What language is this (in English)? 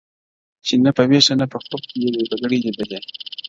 Pashto